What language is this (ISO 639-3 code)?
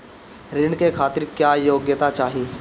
bho